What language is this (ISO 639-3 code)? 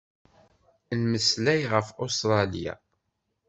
kab